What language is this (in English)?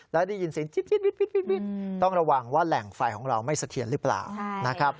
Thai